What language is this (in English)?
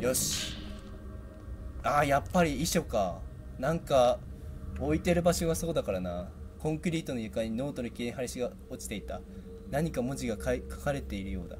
Japanese